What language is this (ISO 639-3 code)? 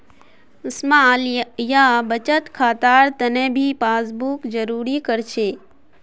mag